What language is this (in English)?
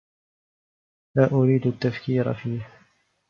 Arabic